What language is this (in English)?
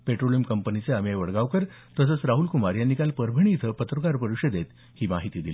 Marathi